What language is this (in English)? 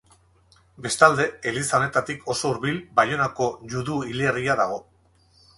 Basque